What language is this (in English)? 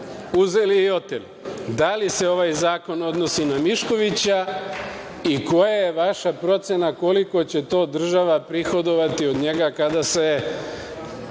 Serbian